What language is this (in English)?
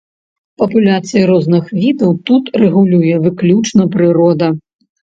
Belarusian